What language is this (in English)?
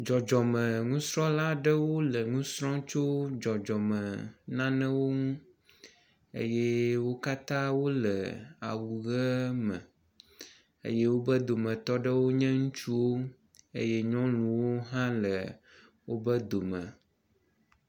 Ewe